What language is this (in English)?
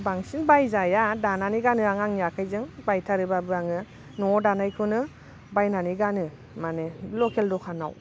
Bodo